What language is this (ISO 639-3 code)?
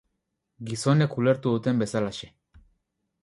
eus